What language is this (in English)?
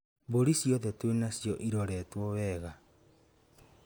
Kikuyu